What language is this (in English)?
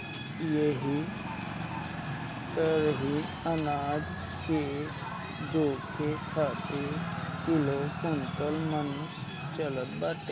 Bhojpuri